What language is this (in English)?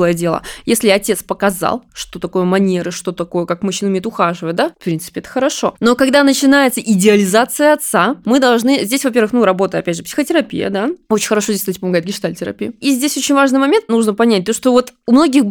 Russian